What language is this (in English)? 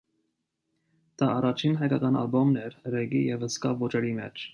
Armenian